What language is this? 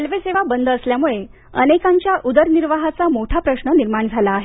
Marathi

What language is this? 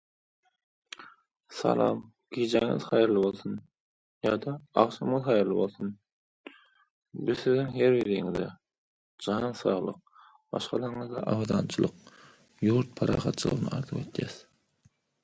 English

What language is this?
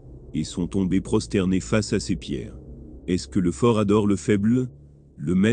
French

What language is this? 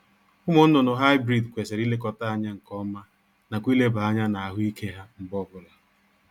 Igbo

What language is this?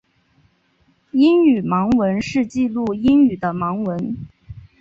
Chinese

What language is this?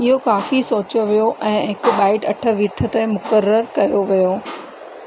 Sindhi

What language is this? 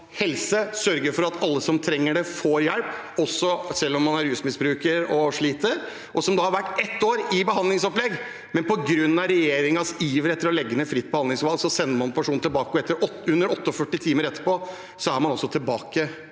Norwegian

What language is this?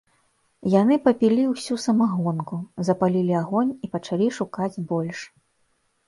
Belarusian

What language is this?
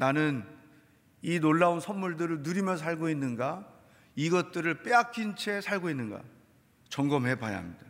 Korean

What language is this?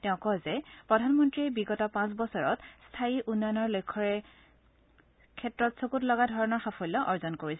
Assamese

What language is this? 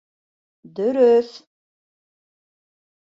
Bashkir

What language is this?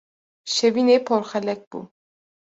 Kurdish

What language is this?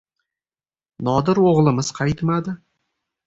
Uzbek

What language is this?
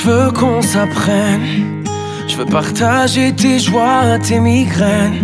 Romanian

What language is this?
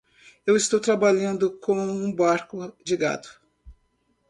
Portuguese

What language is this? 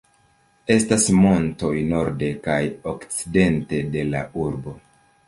Esperanto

